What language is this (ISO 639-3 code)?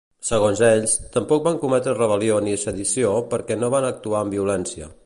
cat